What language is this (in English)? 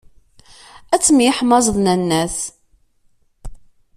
Kabyle